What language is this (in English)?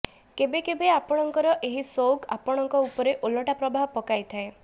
Odia